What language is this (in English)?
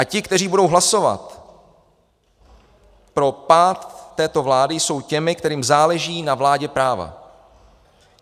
Czech